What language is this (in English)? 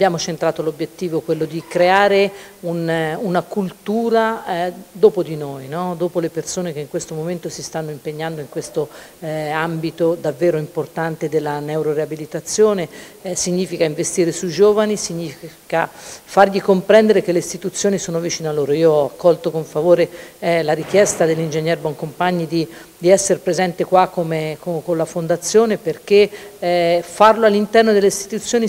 Italian